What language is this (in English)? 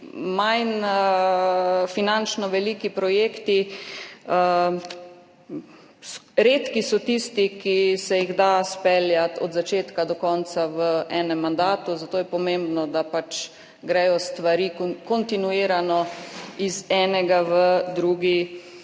Slovenian